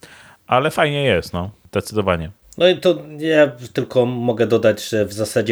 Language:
Polish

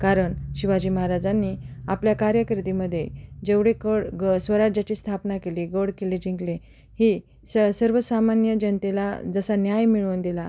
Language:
Marathi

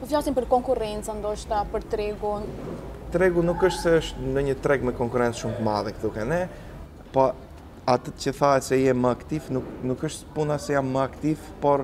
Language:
Romanian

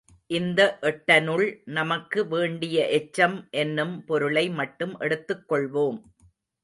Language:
Tamil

